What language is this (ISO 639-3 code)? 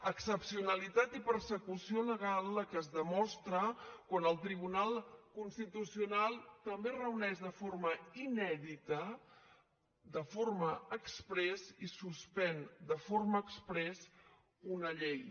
cat